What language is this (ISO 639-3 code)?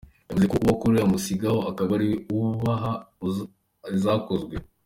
kin